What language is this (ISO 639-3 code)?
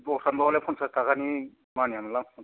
brx